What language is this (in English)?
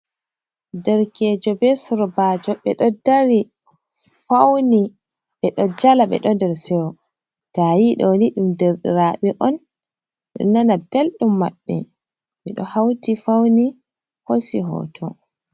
Fula